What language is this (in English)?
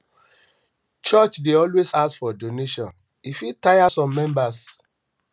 Nigerian Pidgin